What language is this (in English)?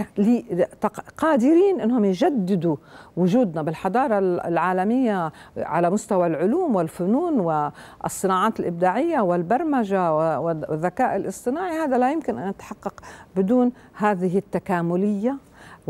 Arabic